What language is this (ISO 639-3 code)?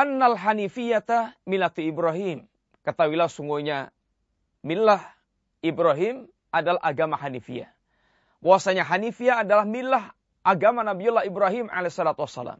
msa